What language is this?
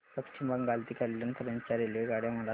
Marathi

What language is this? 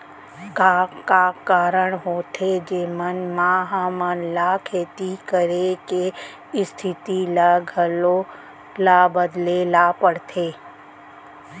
Chhattisgarhi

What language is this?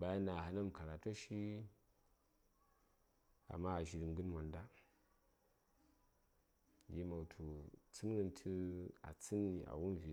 Saya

